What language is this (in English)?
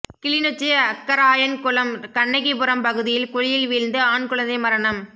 Tamil